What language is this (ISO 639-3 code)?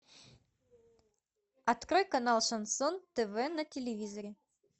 rus